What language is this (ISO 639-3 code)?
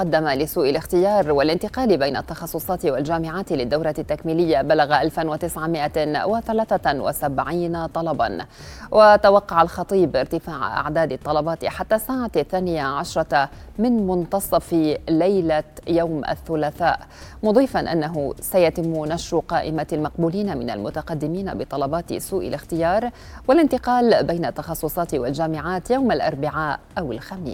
ara